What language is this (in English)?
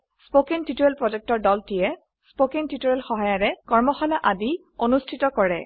Assamese